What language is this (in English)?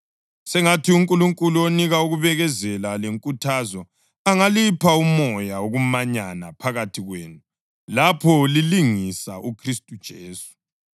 North Ndebele